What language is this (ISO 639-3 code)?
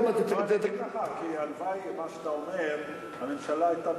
heb